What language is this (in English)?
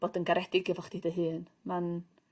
Welsh